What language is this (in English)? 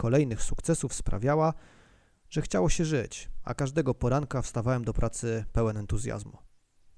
Polish